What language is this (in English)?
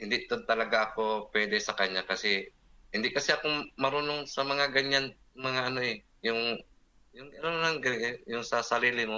Filipino